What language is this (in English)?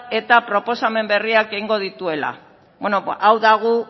Basque